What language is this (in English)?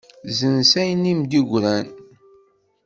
Kabyle